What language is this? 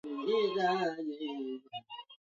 Swahili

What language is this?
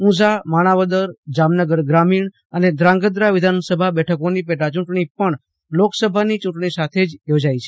Gujarati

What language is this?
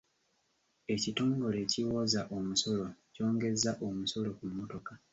Ganda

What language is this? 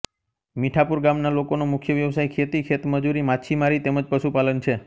Gujarati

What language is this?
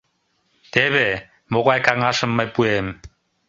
Mari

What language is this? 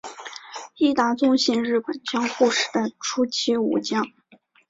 Chinese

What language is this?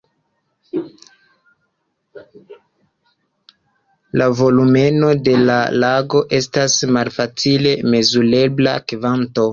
Esperanto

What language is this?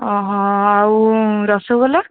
Odia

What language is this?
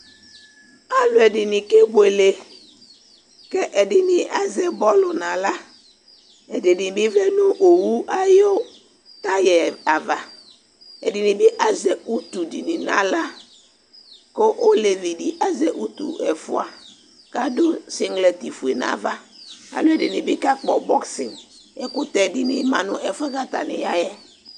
Ikposo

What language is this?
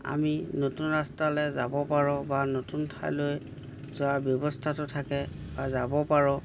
Assamese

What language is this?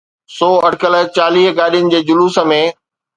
Sindhi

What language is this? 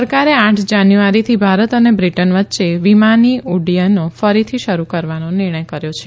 Gujarati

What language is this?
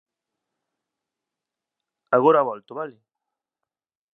Galician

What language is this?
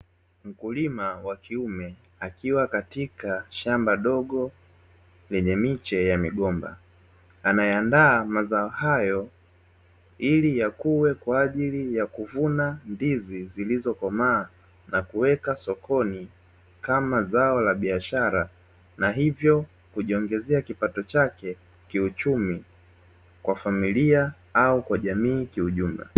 Swahili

